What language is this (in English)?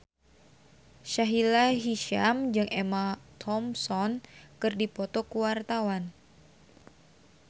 Sundanese